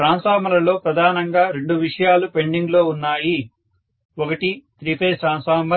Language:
Telugu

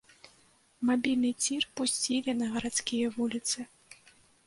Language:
Belarusian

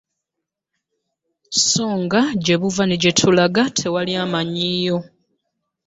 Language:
Ganda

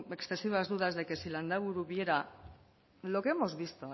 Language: Spanish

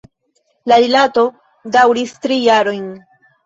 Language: Esperanto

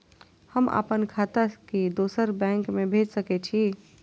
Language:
Maithili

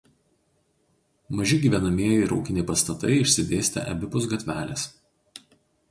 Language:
Lithuanian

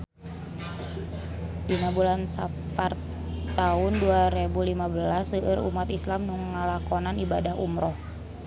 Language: Sundanese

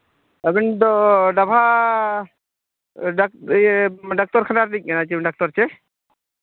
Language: Santali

